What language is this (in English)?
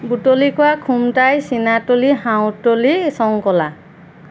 Assamese